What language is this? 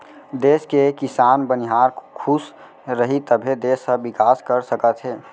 Chhattisgarhi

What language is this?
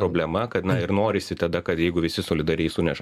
Lithuanian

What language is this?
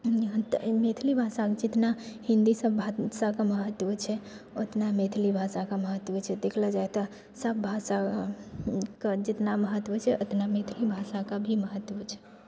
Maithili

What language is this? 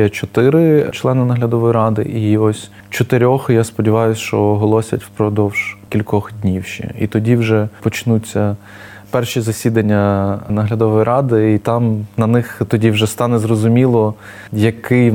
Ukrainian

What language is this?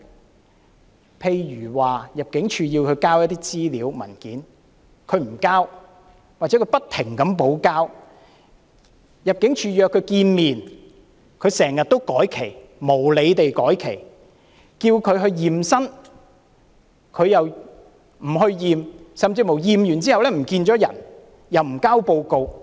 Cantonese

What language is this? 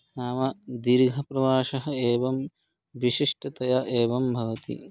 Sanskrit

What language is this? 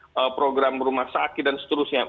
Indonesian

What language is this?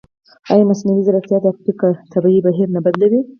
Pashto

